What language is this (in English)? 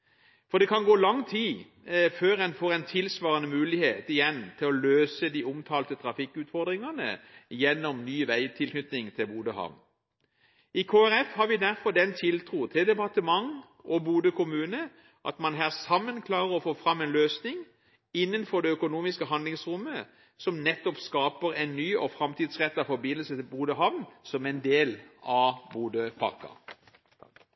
Norwegian Bokmål